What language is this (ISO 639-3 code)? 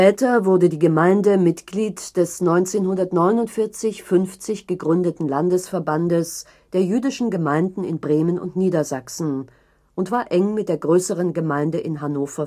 deu